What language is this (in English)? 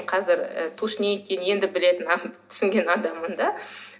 Kazakh